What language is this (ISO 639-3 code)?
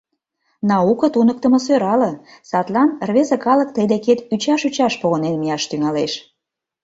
chm